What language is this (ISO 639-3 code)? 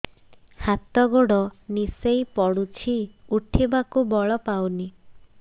ori